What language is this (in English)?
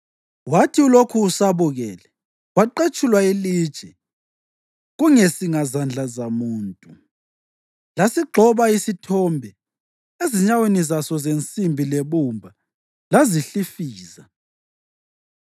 North Ndebele